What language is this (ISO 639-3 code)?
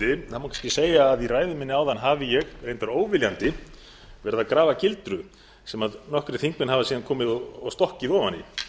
isl